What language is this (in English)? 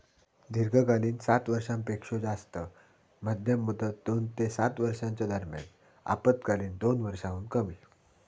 Marathi